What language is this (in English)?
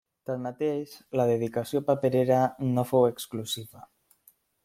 Catalan